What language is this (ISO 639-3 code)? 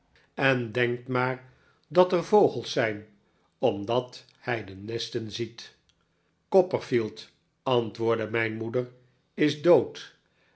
nld